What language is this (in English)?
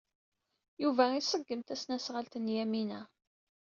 Kabyle